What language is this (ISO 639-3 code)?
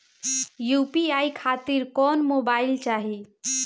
bho